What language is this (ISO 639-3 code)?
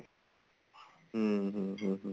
pan